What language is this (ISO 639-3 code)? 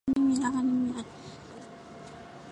zho